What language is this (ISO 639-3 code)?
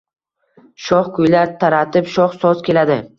uzb